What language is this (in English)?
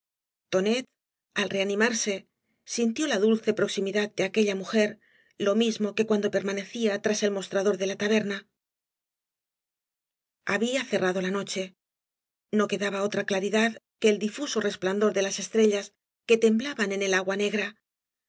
Spanish